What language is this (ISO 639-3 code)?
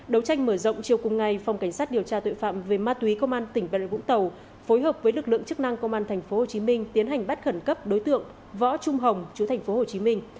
vie